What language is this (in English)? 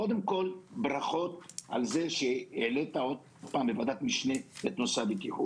Hebrew